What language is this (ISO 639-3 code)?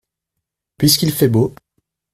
fra